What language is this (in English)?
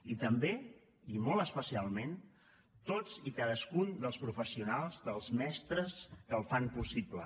Catalan